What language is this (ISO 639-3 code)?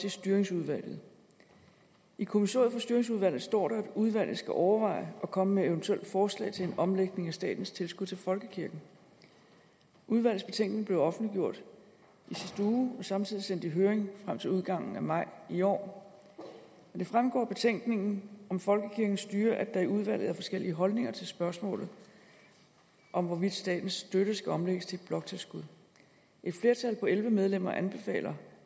dan